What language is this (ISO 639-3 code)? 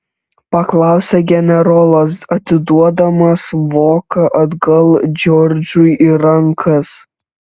lit